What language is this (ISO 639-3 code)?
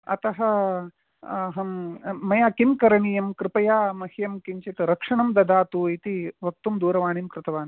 san